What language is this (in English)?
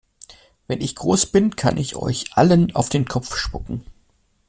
German